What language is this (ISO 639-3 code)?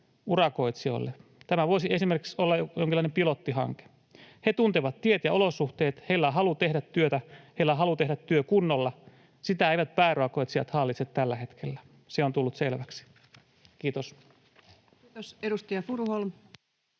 fin